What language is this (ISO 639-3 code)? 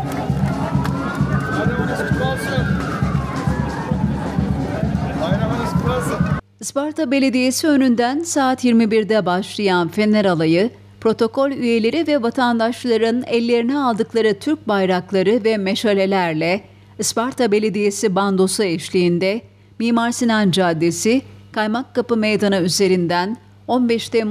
tur